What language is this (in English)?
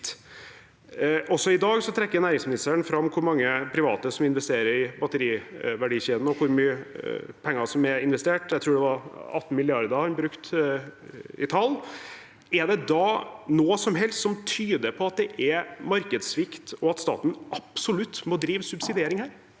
Norwegian